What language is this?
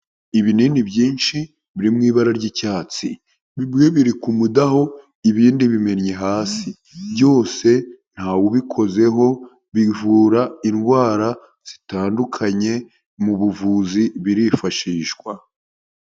Kinyarwanda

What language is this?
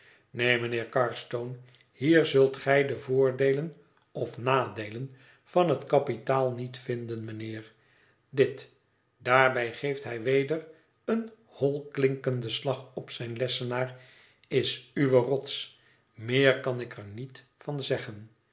Dutch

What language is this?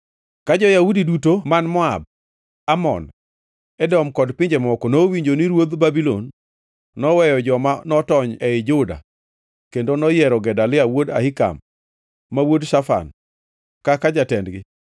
Luo (Kenya and Tanzania)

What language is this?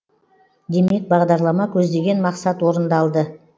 Kazakh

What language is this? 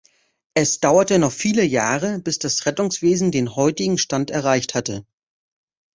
German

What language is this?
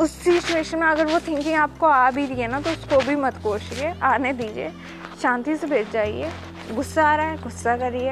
Hindi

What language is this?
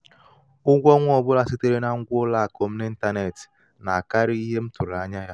Igbo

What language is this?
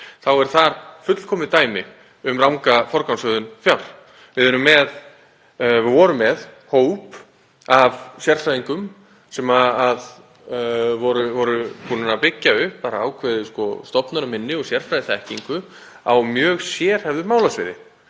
Icelandic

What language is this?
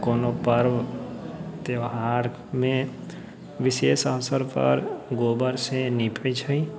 Maithili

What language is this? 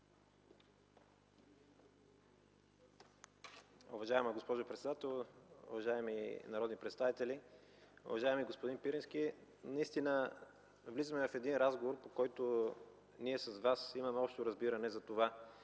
Bulgarian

